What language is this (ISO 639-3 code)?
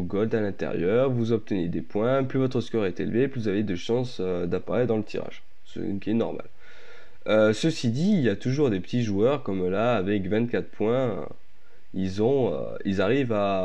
fra